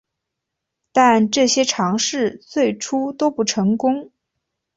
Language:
Chinese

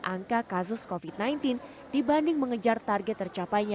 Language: Indonesian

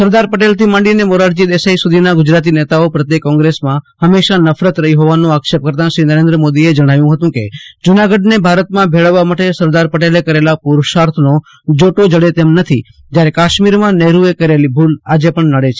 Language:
Gujarati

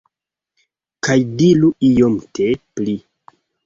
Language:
Esperanto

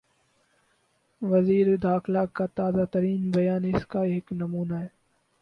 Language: Urdu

